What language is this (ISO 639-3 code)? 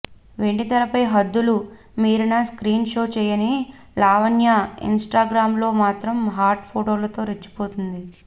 tel